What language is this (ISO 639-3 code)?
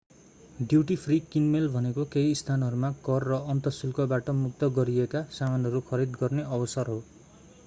nep